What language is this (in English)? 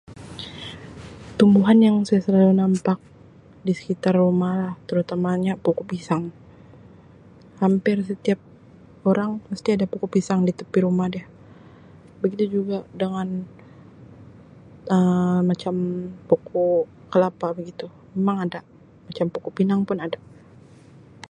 Sabah Malay